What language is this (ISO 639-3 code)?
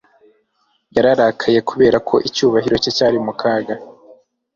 kin